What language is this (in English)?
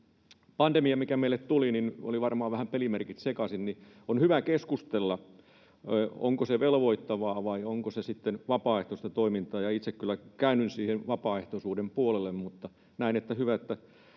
Finnish